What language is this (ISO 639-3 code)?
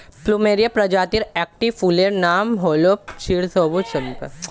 ben